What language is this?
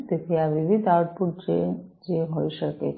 Gujarati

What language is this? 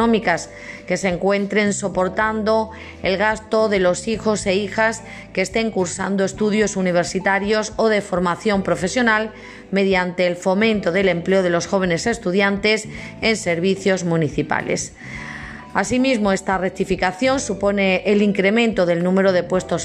Spanish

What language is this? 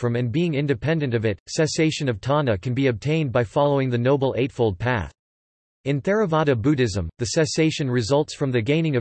English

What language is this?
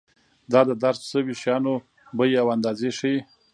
Pashto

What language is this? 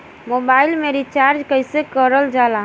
Bhojpuri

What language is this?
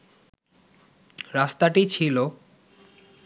Bangla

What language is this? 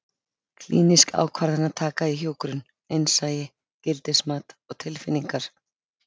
Icelandic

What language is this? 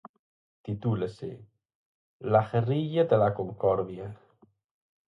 Galician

